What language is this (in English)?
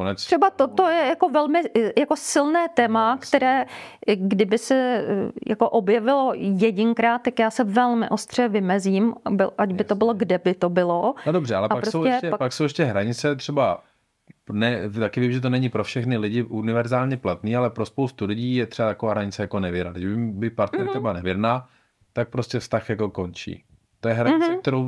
Czech